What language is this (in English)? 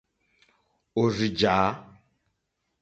Mokpwe